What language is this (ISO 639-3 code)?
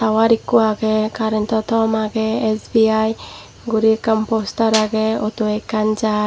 ccp